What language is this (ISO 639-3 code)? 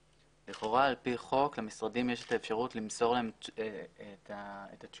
heb